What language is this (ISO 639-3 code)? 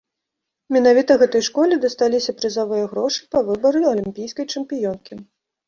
bel